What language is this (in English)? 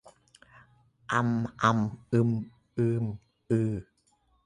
Thai